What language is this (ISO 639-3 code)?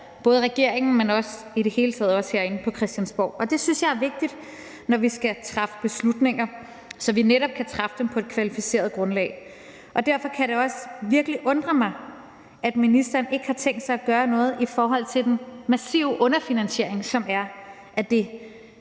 dan